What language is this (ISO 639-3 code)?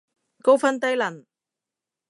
yue